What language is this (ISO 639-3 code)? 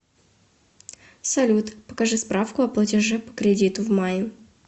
rus